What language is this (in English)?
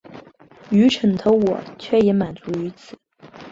Chinese